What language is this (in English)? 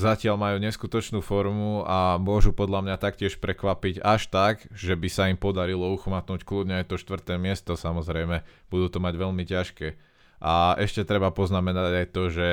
Slovak